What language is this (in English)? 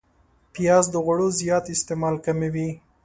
Pashto